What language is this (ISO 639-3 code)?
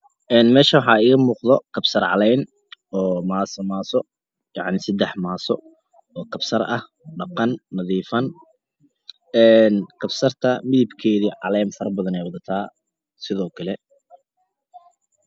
som